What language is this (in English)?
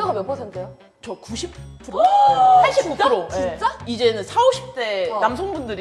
Korean